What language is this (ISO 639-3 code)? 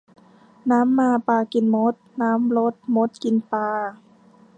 tha